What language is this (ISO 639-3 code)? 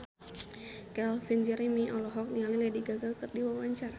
sun